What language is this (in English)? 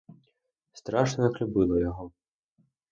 Ukrainian